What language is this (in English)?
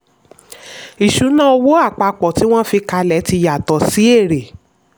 Yoruba